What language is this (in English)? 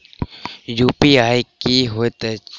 Maithili